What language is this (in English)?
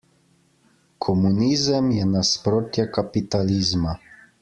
Slovenian